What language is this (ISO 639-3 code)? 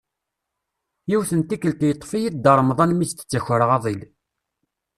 kab